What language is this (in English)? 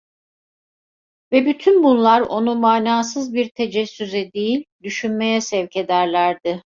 Turkish